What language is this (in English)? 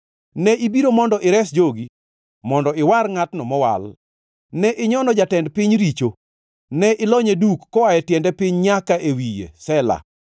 Luo (Kenya and Tanzania)